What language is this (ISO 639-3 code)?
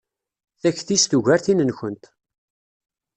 kab